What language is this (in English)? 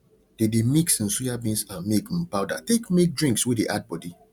Nigerian Pidgin